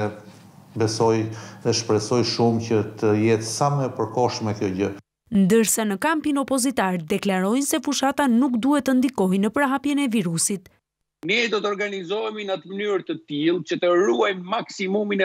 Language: Romanian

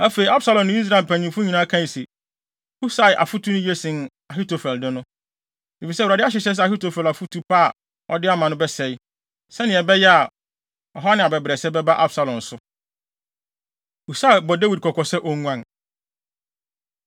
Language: Akan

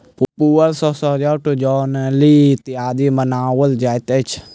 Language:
Maithili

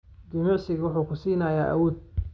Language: Somali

